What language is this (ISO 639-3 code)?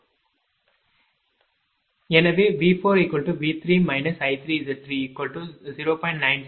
tam